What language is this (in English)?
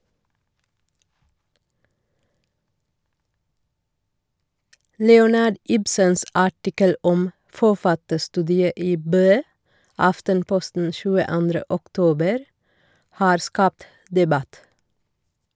Norwegian